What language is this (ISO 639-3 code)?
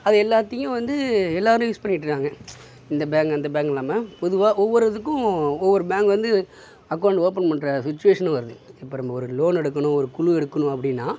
tam